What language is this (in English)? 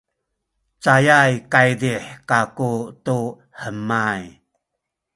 Sakizaya